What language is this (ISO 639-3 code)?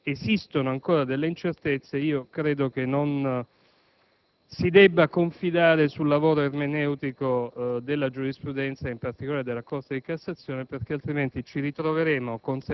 ita